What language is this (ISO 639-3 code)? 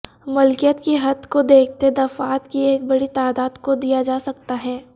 urd